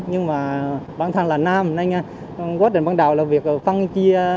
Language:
Vietnamese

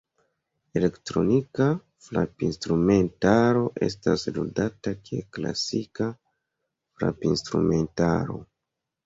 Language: Esperanto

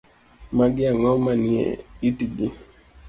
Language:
Luo (Kenya and Tanzania)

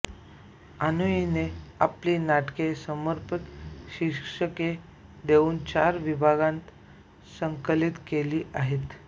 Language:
Marathi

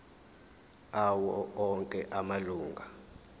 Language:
Zulu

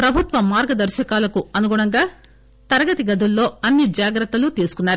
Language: Telugu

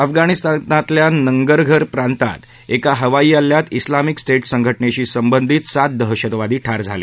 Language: Marathi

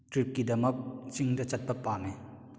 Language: Manipuri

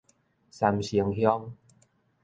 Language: Min Nan Chinese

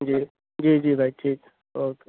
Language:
Urdu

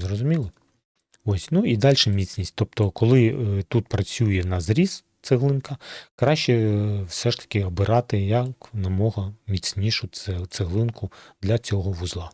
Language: Ukrainian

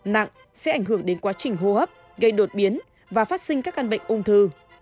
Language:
Vietnamese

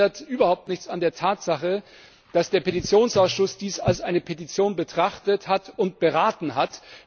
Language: German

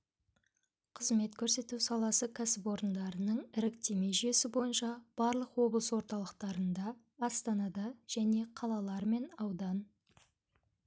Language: Kazakh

